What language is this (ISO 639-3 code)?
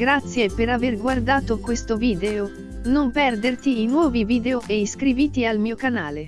ita